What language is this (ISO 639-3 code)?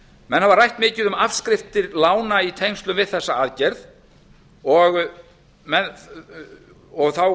isl